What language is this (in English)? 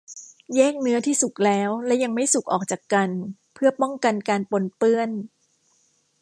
Thai